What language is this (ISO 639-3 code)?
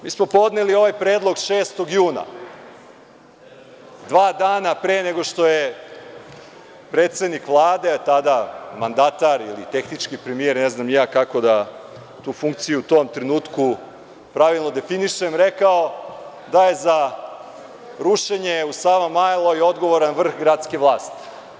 srp